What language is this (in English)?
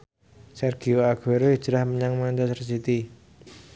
Javanese